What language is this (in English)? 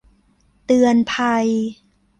Thai